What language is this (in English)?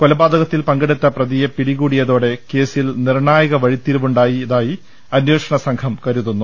Malayalam